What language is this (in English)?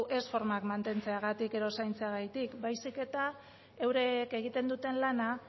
Basque